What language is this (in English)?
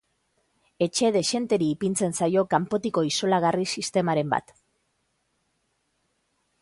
Basque